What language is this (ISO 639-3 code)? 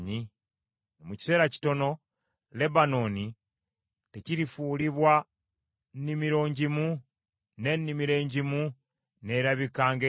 lug